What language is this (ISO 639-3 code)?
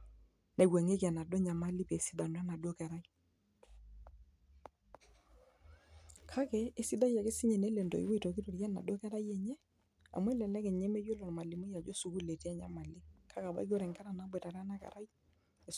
mas